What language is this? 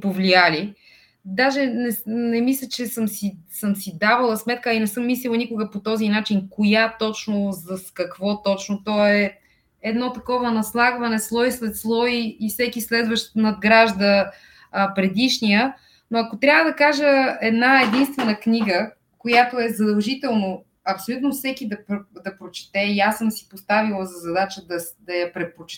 Bulgarian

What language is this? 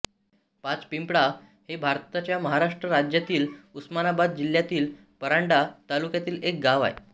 Marathi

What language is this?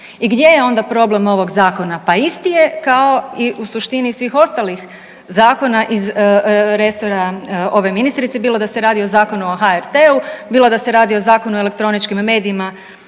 Croatian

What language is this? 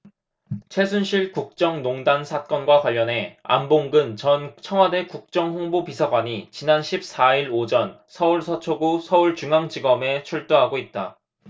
Korean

